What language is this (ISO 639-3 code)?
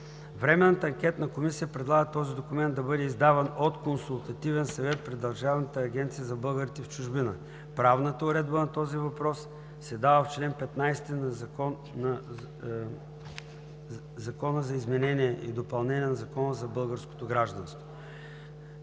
bul